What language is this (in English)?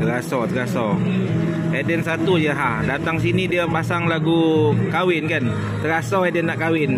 Malay